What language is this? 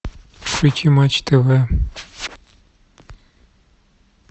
Russian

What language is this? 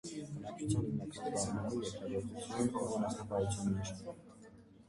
Armenian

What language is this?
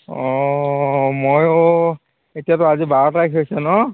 Assamese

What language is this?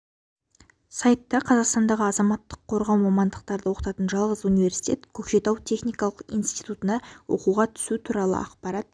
Kazakh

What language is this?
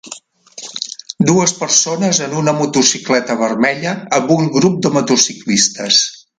Catalan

